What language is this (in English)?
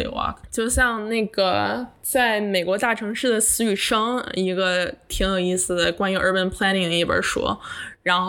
Chinese